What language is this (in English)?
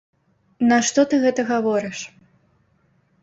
Belarusian